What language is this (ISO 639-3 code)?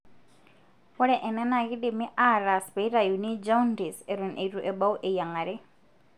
mas